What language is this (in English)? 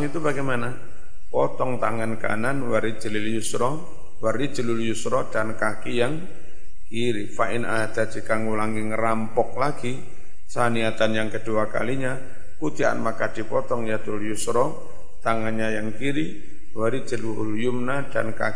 Indonesian